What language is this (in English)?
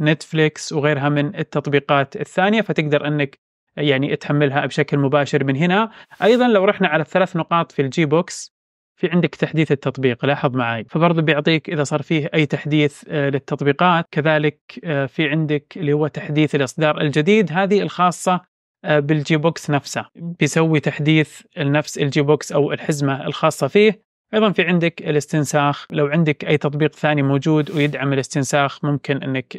Arabic